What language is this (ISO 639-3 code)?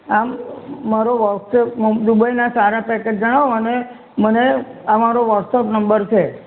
guj